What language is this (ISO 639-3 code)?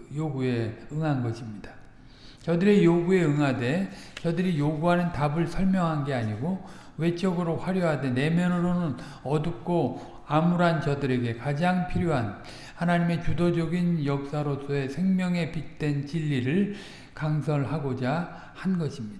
kor